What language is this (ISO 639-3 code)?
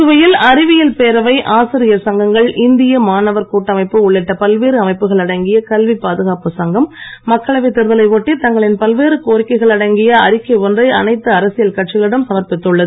tam